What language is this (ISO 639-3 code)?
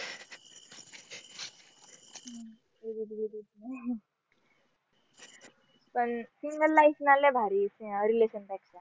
mar